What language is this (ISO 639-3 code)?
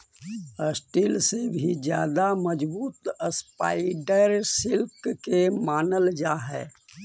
mag